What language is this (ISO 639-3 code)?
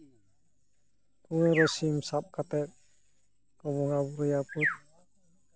sat